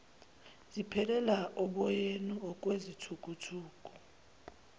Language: Zulu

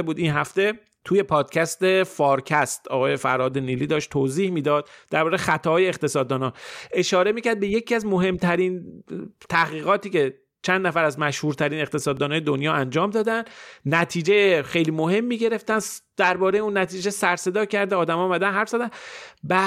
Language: Persian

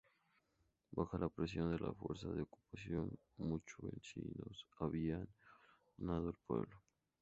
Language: Spanish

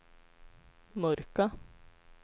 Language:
Swedish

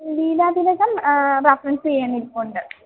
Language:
Malayalam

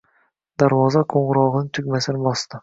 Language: Uzbek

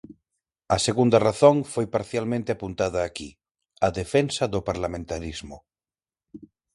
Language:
Galician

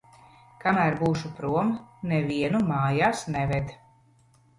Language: Latvian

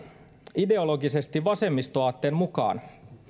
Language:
Finnish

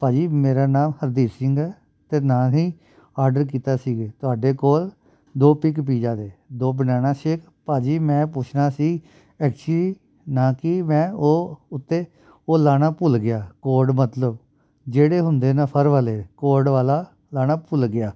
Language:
Punjabi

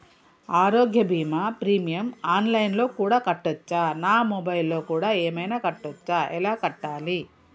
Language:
Telugu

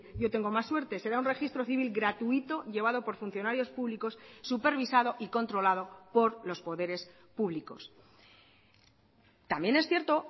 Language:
Spanish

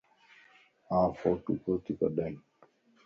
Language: Lasi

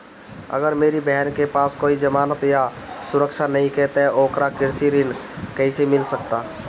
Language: Bhojpuri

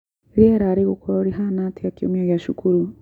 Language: Kikuyu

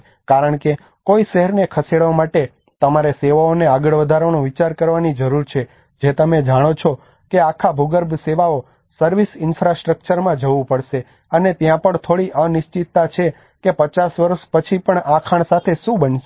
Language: Gujarati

